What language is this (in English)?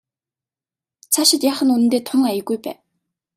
Mongolian